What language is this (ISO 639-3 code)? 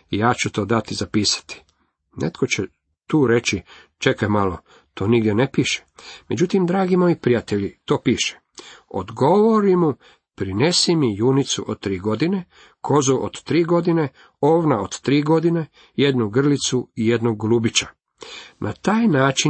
hrv